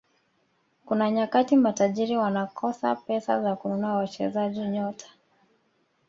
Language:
Swahili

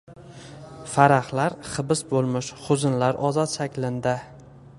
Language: Uzbek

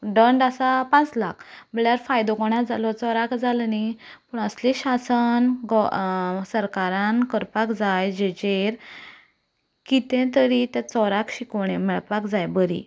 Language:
Konkani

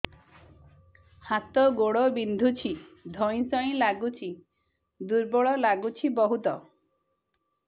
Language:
Odia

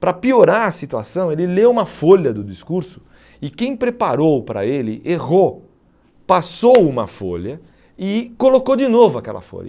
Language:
Portuguese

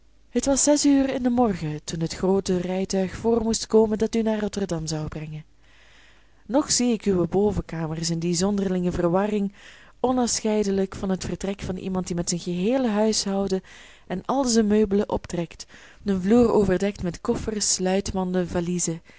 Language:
Dutch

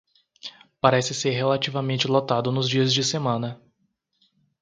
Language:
Portuguese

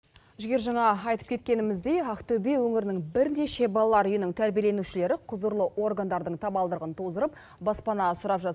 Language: Kazakh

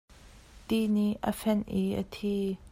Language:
Hakha Chin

